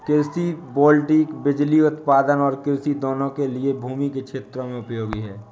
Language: Hindi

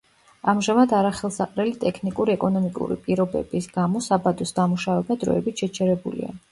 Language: Georgian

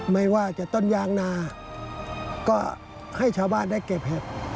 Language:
Thai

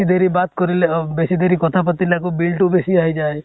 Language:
Assamese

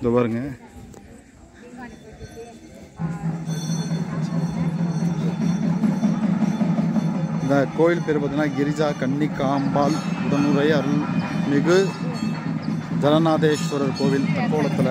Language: Tamil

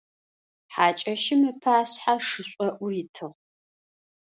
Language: Adyghe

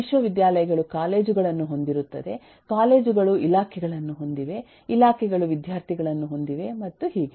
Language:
Kannada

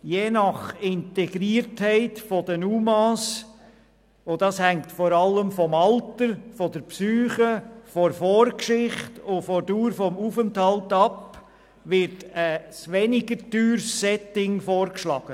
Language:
Swiss German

